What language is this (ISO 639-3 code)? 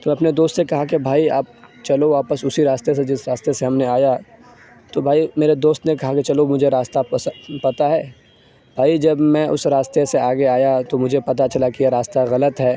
urd